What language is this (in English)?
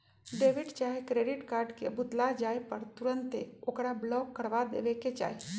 Magahi